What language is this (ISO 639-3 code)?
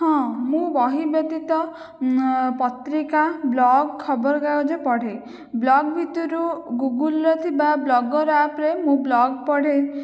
ori